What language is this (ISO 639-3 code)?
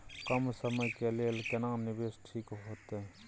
mai